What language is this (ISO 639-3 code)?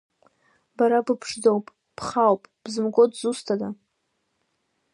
abk